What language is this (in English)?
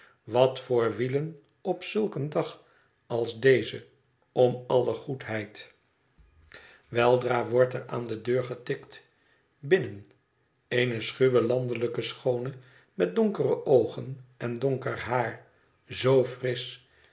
Dutch